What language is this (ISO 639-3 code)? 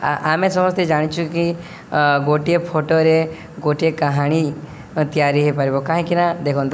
ori